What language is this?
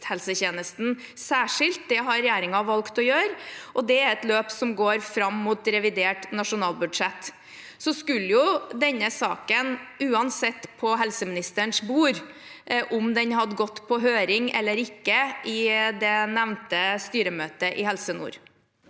Norwegian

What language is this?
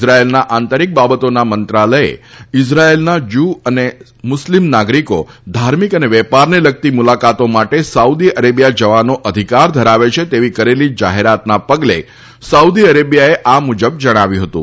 Gujarati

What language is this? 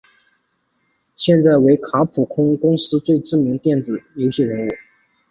Chinese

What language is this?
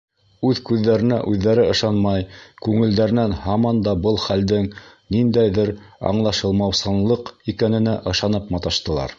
Bashkir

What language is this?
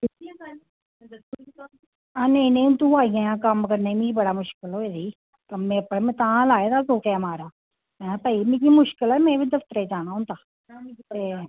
Dogri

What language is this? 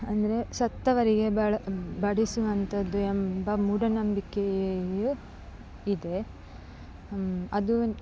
Kannada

